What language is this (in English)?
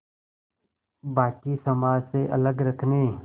Hindi